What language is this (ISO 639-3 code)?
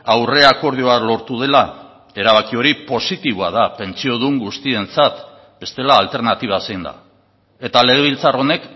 eus